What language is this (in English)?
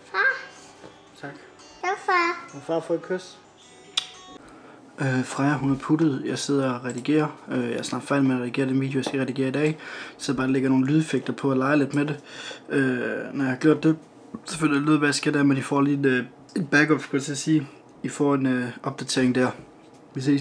Danish